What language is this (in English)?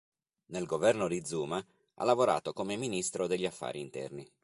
Italian